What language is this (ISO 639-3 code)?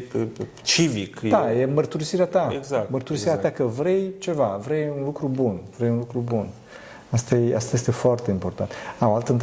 ron